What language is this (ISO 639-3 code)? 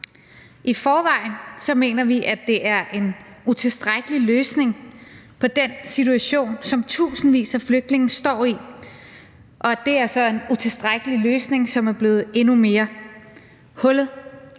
dan